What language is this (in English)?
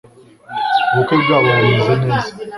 Kinyarwanda